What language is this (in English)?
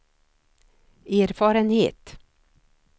Swedish